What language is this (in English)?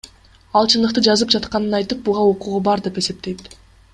Kyrgyz